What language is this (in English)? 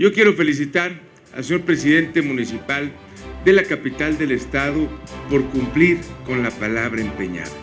Spanish